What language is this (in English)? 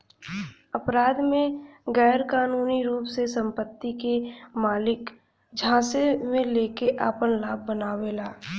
Bhojpuri